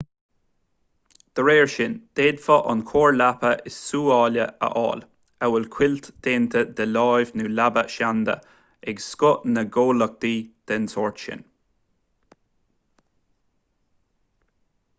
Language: Irish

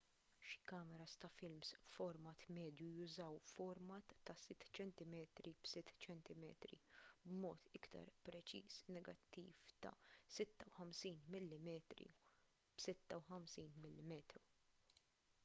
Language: Maltese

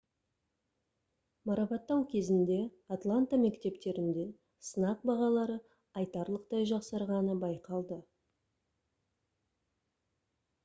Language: Kazakh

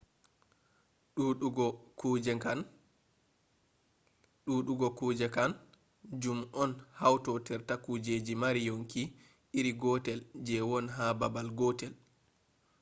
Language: Fula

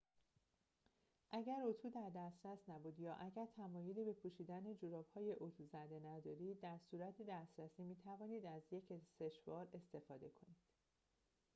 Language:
Persian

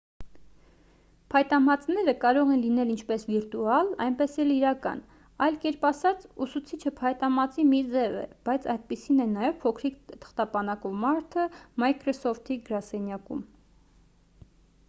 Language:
Armenian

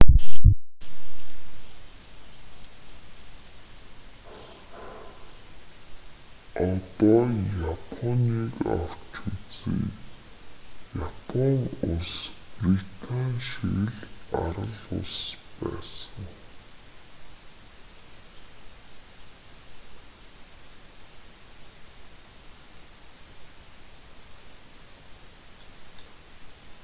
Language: Mongolian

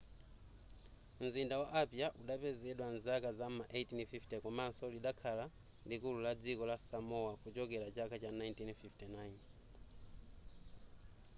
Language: Nyanja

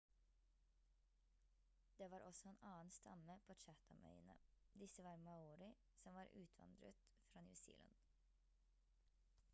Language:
Norwegian Bokmål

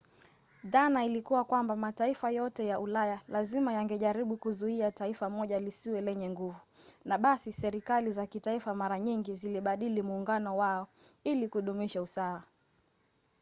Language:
Swahili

